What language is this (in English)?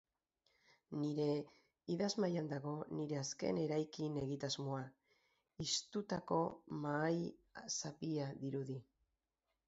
Basque